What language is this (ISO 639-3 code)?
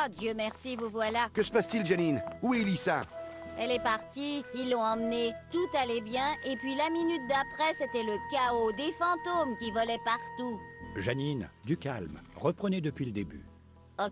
fra